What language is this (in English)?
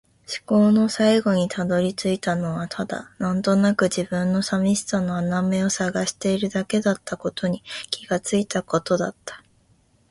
Japanese